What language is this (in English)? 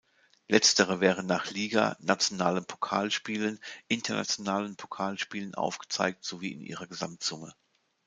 German